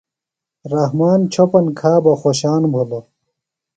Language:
Phalura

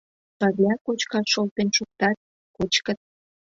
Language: Mari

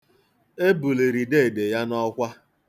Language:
Igbo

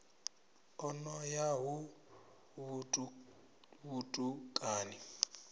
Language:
Venda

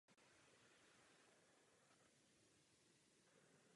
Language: Czech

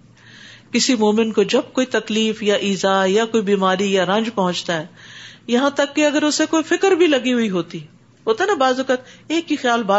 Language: Urdu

